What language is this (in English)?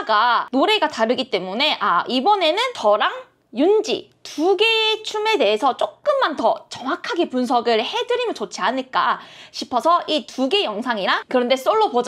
Korean